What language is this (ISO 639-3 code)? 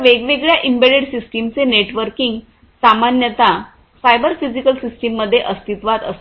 mar